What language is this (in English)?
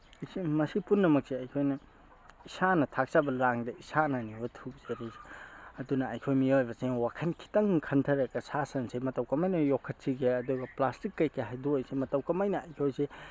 Manipuri